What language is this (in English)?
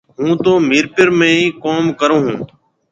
Marwari (Pakistan)